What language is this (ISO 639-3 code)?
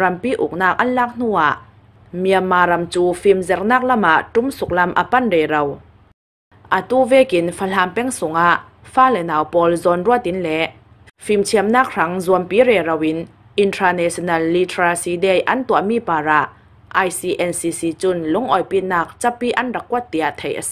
tha